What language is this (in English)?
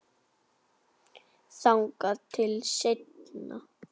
Icelandic